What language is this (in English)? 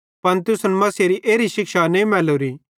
Bhadrawahi